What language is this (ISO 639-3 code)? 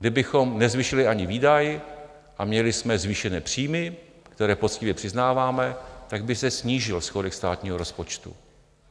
ces